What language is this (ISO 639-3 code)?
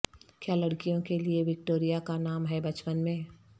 urd